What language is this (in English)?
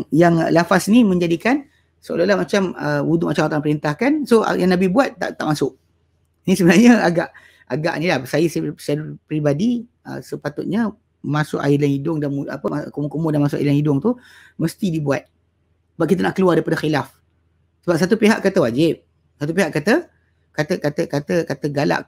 Malay